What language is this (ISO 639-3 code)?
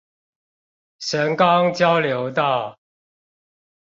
zho